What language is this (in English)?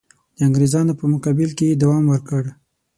Pashto